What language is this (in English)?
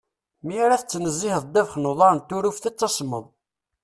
Kabyle